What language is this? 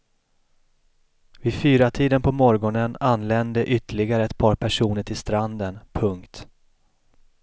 Swedish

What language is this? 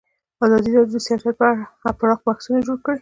Pashto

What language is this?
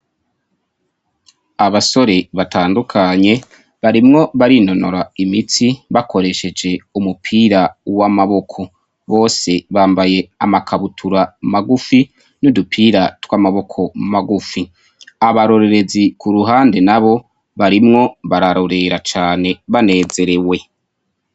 Rundi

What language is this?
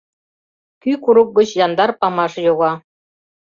Mari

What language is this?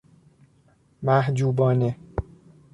Persian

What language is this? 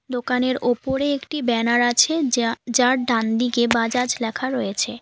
Bangla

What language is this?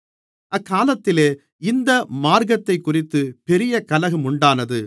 Tamil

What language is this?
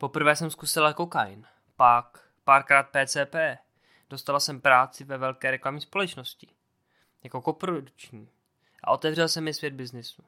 Czech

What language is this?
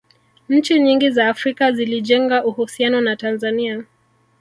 Swahili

